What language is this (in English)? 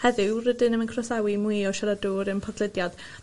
Welsh